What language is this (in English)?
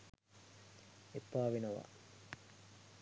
Sinhala